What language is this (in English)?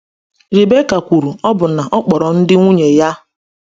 Igbo